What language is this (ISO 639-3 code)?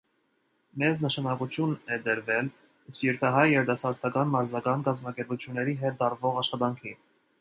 hye